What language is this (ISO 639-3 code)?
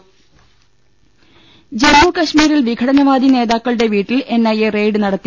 mal